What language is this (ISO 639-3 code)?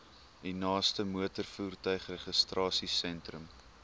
afr